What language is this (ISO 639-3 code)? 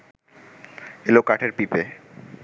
ben